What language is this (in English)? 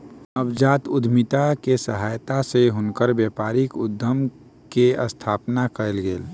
Maithili